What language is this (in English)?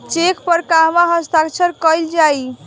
Bhojpuri